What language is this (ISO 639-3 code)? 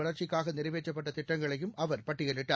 tam